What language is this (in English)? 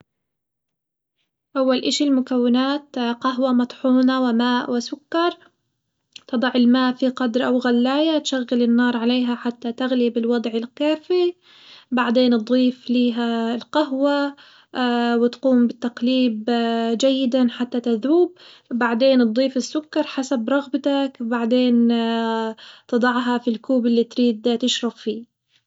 Hijazi Arabic